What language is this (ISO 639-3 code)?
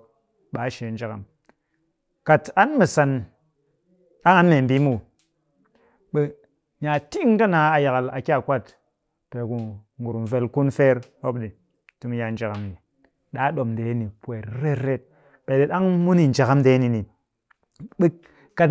cky